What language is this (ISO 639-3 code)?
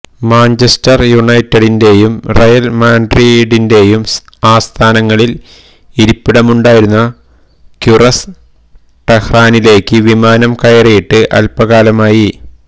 mal